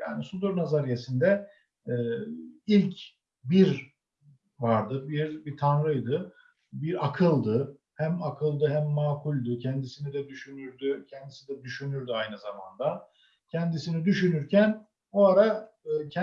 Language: Turkish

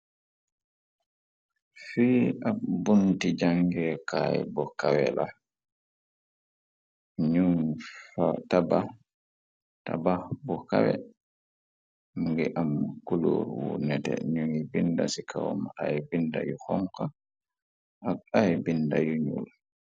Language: Wolof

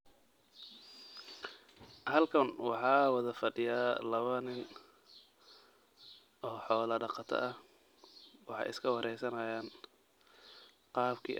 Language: Somali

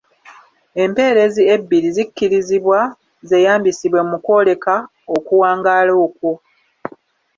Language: Ganda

